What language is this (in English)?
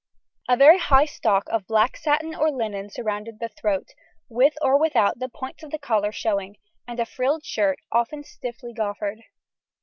English